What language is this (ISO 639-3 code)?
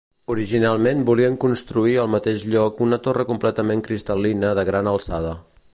cat